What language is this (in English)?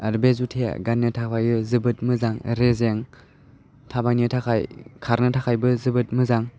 Bodo